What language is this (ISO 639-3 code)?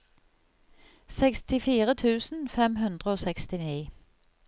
nor